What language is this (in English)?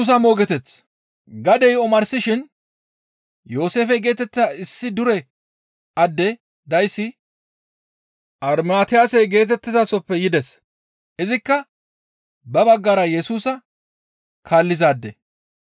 Gamo